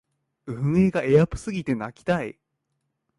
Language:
Japanese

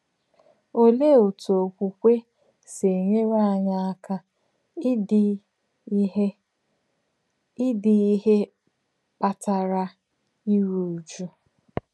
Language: Igbo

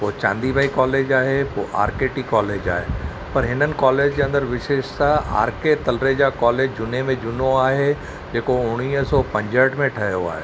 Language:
Sindhi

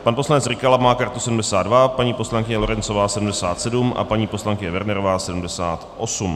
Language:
Czech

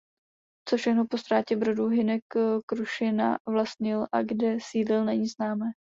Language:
Czech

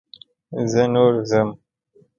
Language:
Pashto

